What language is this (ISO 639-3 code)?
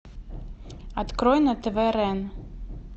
rus